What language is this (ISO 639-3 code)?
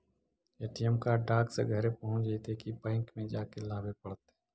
mag